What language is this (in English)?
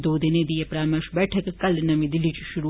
Dogri